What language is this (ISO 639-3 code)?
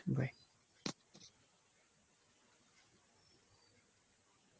ben